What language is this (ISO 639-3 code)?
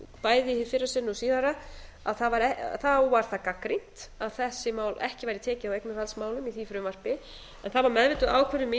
isl